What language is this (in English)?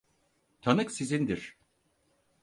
Turkish